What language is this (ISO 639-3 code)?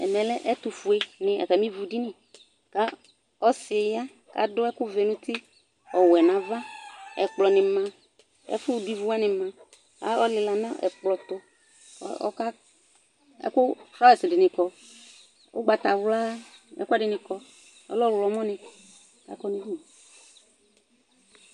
kpo